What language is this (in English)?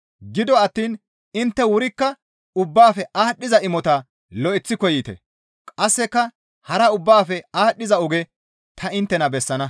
Gamo